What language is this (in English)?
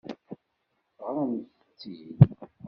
Kabyle